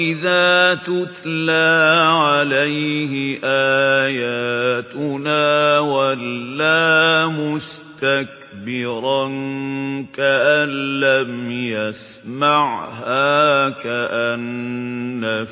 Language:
Arabic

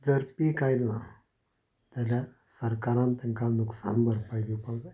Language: Konkani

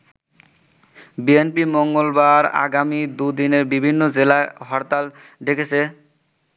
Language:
Bangla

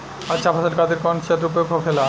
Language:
Bhojpuri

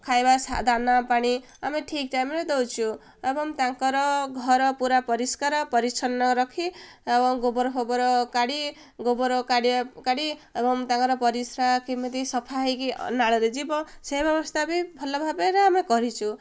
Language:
Odia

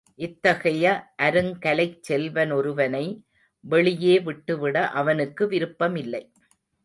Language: Tamil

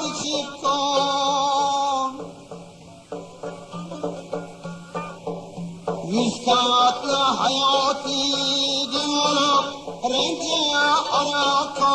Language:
Uzbek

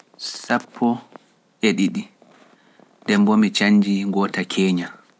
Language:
Pular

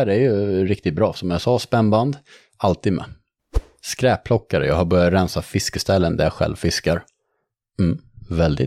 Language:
Swedish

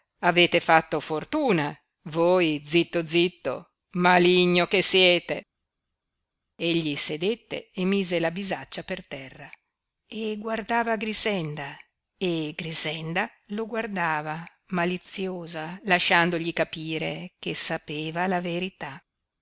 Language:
Italian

